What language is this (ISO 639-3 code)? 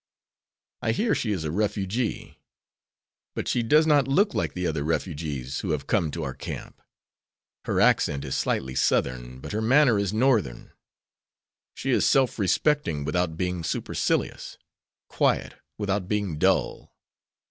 eng